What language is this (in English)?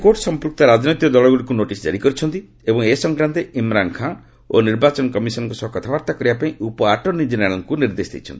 Odia